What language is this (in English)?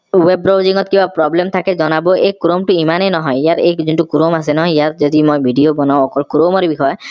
Assamese